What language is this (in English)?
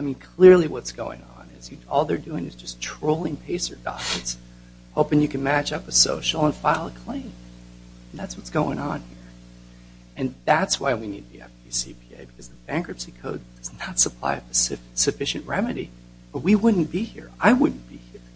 English